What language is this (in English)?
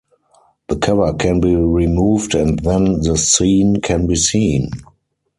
English